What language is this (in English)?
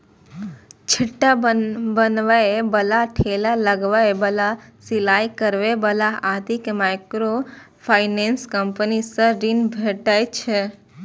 Maithili